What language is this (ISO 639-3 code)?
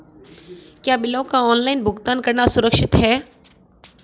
hin